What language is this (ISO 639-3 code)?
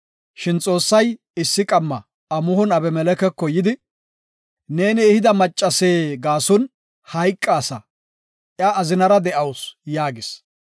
gof